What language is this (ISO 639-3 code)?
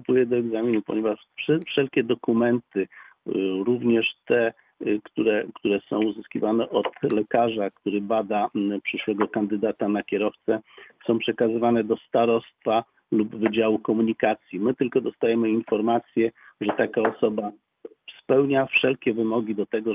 pol